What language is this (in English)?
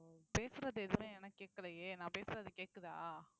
Tamil